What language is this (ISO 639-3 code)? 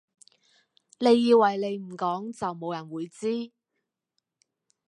yue